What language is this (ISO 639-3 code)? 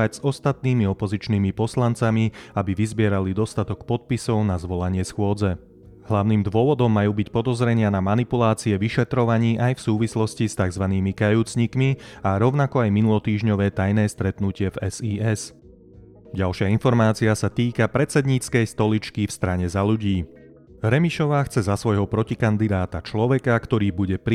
slk